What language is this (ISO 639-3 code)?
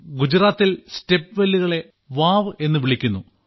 mal